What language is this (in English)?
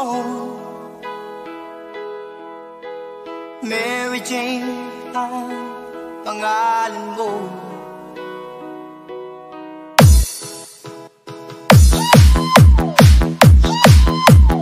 Vietnamese